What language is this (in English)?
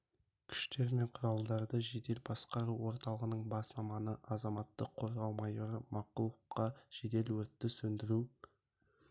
Kazakh